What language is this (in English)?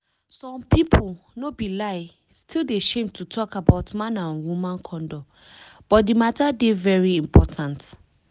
Nigerian Pidgin